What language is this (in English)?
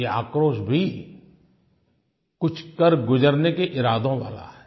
Hindi